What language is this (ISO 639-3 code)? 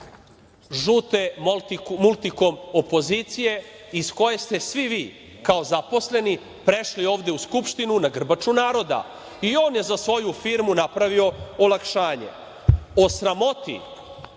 srp